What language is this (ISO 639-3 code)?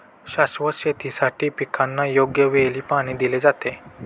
mar